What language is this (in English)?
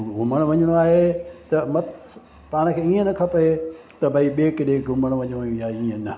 Sindhi